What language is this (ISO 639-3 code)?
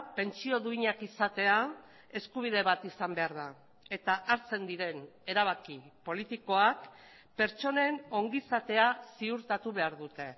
eus